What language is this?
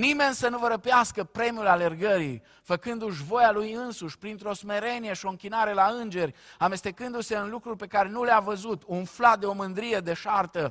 Romanian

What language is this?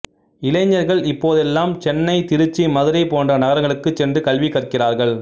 Tamil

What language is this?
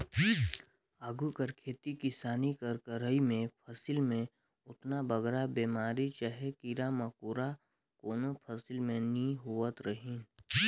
Chhattisgarhi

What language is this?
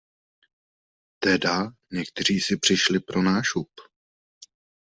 Czech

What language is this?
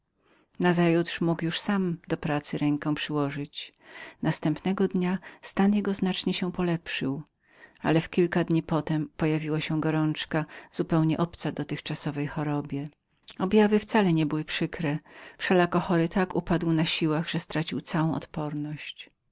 Polish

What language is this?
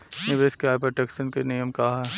Bhojpuri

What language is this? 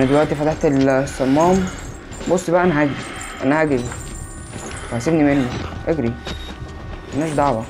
Arabic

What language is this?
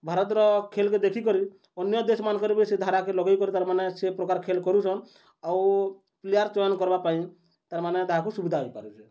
Odia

